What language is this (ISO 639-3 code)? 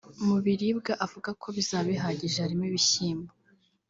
kin